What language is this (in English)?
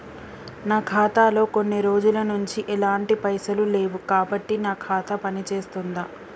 Telugu